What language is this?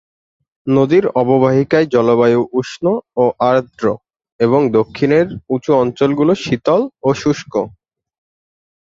Bangla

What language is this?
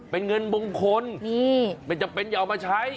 Thai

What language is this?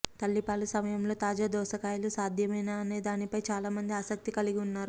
Telugu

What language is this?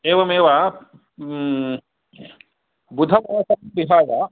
Sanskrit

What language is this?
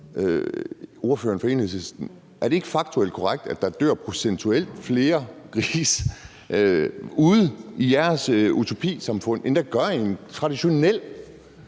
Danish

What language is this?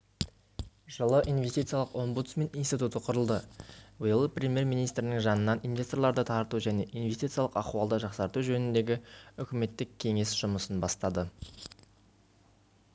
Kazakh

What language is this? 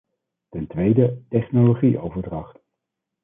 Dutch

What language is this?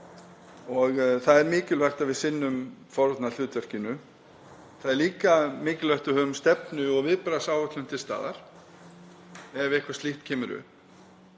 Icelandic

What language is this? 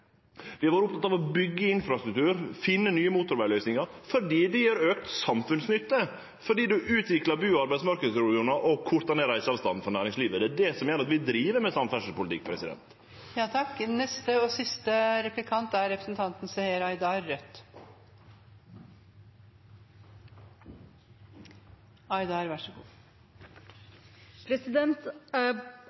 Norwegian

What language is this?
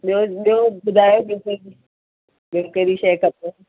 Sindhi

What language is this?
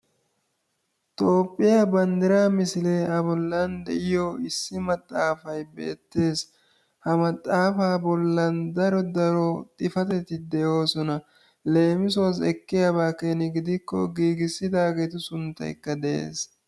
Wolaytta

